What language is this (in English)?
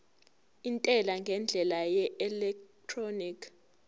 Zulu